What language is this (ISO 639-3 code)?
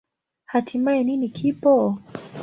swa